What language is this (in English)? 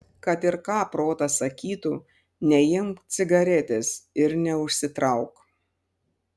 Lithuanian